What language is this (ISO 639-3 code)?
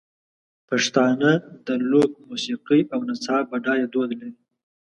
pus